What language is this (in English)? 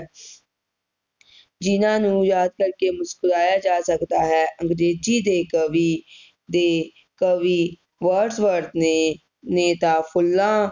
Punjabi